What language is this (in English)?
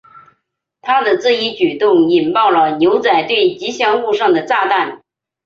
Chinese